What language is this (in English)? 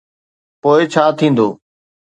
Sindhi